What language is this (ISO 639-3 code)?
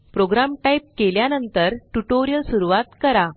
mar